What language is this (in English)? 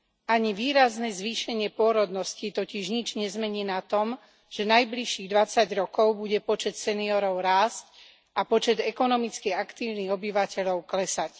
Slovak